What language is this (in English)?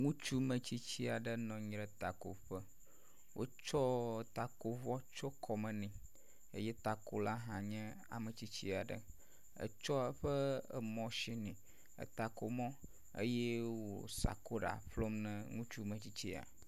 Ewe